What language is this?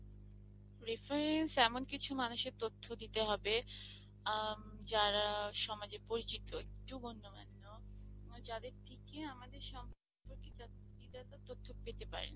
Bangla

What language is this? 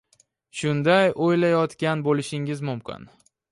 Uzbek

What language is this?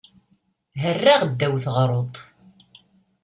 Kabyle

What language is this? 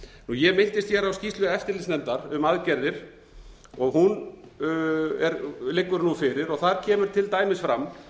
Icelandic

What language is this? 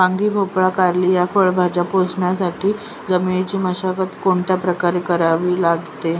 Marathi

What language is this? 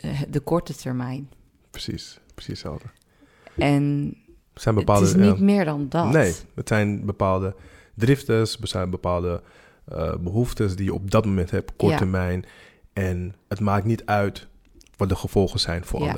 Dutch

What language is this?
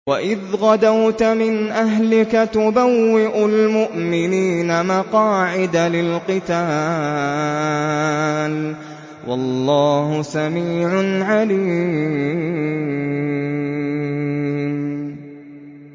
Arabic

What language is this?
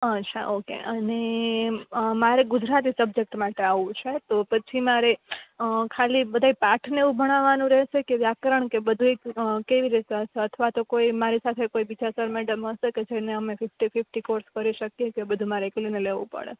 Gujarati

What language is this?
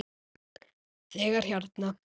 Icelandic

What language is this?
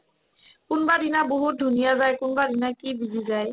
Assamese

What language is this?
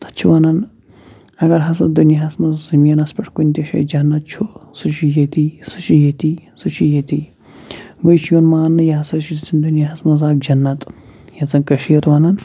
Kashmiri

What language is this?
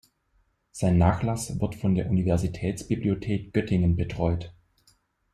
German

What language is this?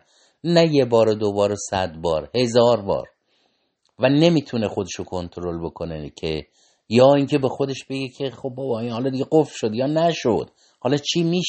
Persian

